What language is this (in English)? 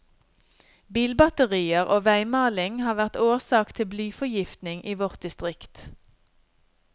Norwegian